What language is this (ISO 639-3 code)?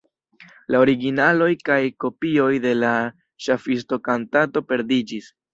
epo